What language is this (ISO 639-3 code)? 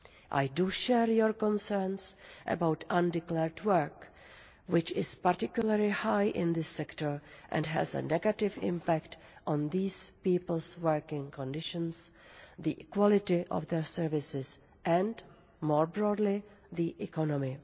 eng